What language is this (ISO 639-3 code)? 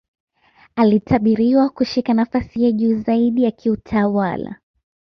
swa